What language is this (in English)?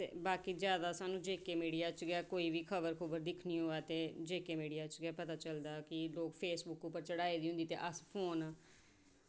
Dogri